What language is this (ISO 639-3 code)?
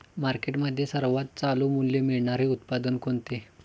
mar